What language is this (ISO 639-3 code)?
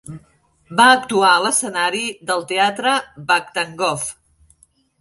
cat